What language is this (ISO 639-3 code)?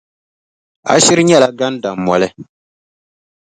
dag